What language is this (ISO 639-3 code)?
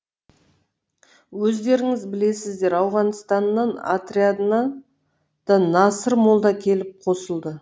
kaz